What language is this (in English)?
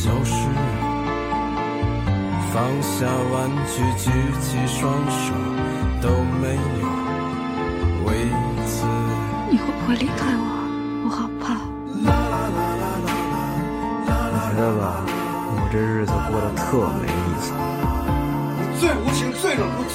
Chinese